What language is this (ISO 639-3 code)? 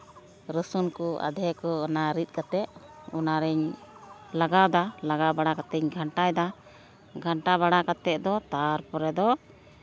sat